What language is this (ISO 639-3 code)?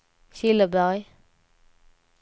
swe